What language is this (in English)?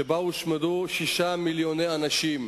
Hebrew